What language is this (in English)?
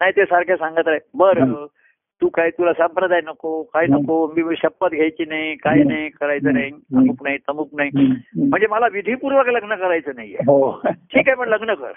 Marathi